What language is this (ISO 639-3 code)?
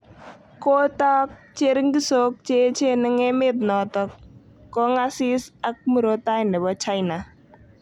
kln